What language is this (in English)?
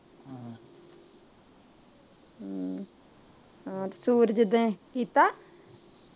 Punjabi